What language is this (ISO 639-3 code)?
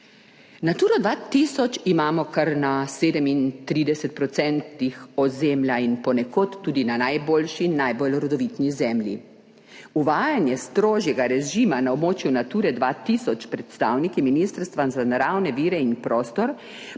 slv